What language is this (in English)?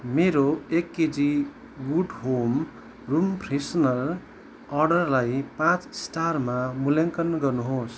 Nepali